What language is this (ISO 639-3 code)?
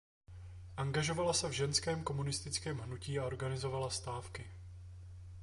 ces